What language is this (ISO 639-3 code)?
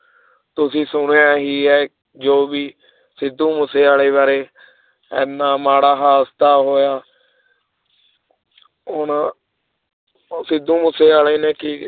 pan